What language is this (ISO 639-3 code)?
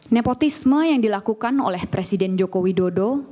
ind